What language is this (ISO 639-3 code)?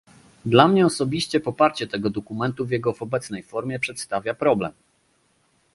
pol